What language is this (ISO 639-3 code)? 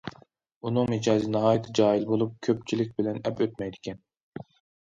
uig